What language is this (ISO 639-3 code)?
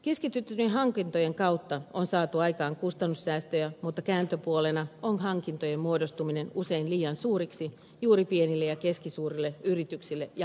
fin